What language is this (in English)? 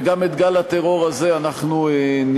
Hebrew